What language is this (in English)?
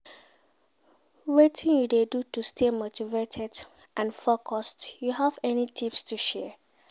Nigerian Pidgin